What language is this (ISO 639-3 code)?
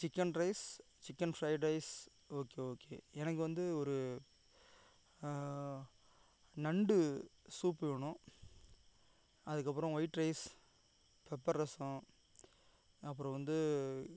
tam